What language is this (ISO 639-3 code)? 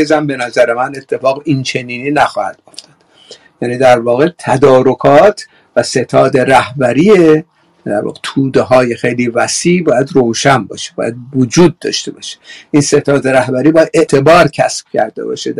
fas